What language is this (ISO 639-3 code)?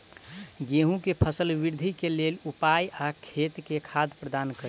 mai